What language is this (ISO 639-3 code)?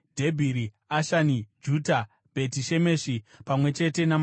sna